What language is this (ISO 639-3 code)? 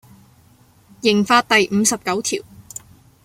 zho